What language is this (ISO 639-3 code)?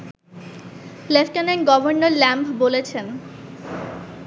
ben